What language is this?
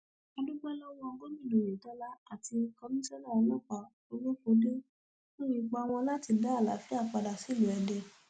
Yoruba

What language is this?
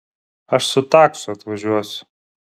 Lithuanian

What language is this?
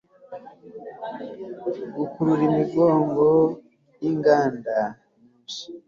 Kinyarwanda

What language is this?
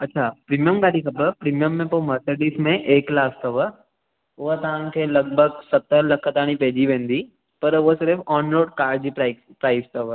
Sindhi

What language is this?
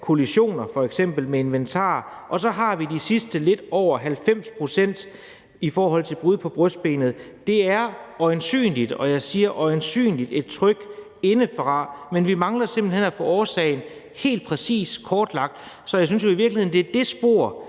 Danish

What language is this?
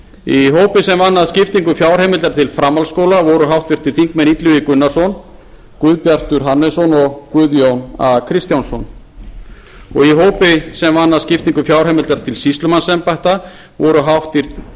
Icelandic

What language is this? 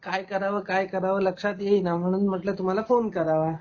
Marathi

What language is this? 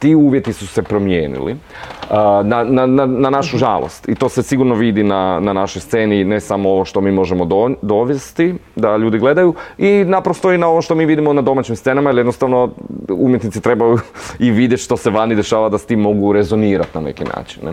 Croatian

